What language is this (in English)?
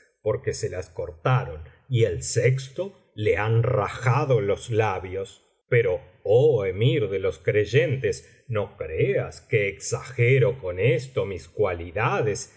Spanish